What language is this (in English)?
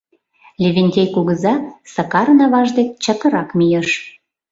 Mari